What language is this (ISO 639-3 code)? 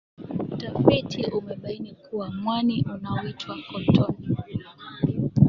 swa